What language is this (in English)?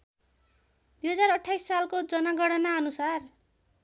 Nepali